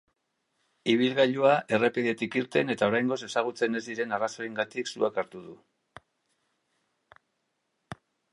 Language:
Basque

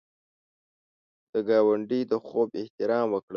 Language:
Pashto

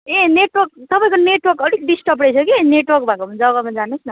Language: Nepali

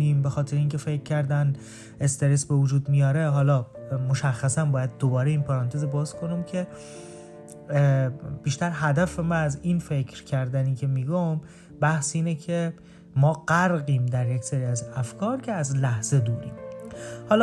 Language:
Persian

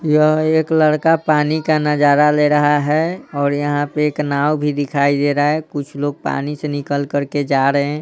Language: Hindi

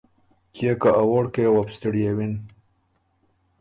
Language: Ormuri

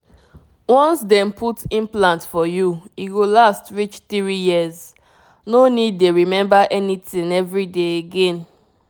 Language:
Nigerian Pidgin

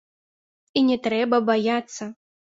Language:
Belarusian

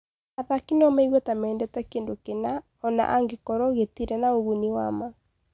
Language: Kikuyu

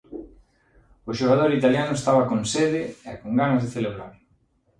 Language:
Galician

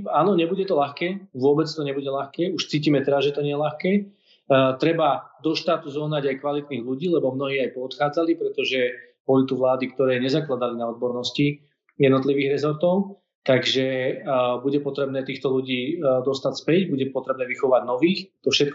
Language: Slovak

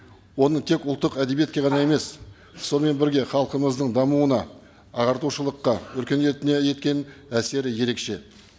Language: Kazakh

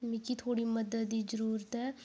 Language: Dogri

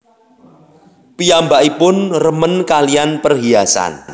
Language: Javanese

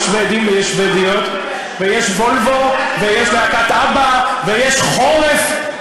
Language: Hebrew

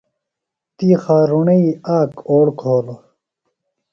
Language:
Phalura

